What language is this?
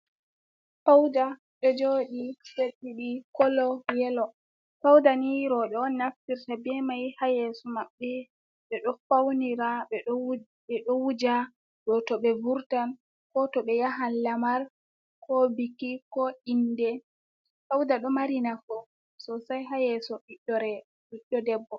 Fula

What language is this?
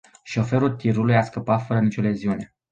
Romanian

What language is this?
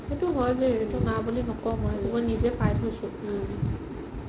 Assamese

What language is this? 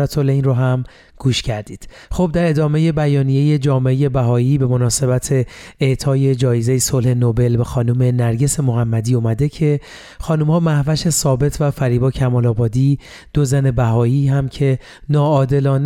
Persian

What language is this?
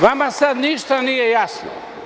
Serbian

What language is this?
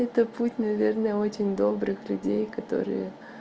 Russian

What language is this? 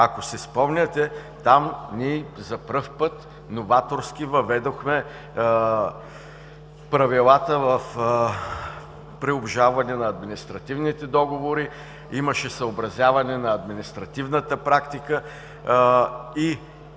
Bulgarian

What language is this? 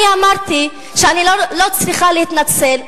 Hebrew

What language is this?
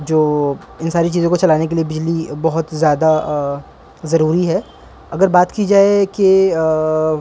Urdu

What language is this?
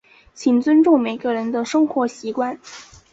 Chinese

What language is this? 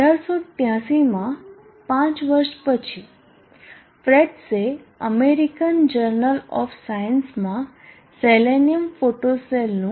Gujarati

